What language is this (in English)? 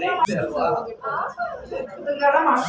Kannada